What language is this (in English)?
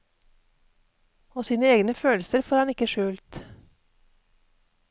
Norwegian